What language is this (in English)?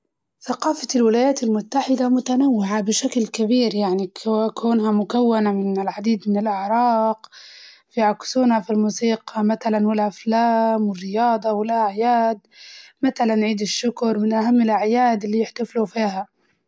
Libyan Arabic